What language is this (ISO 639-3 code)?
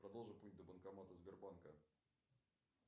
rus